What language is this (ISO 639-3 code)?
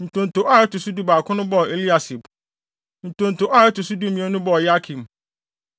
aka